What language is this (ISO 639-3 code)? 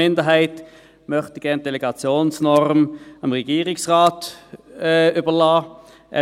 gsw